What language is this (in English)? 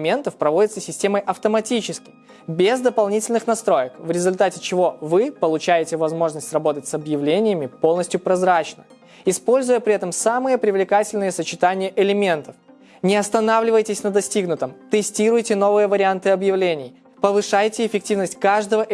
Russian